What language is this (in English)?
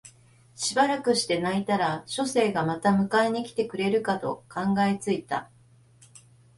Japanese